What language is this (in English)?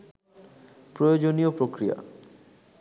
Bangla